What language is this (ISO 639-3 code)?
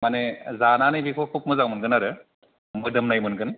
brx